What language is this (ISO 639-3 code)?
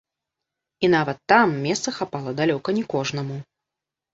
bel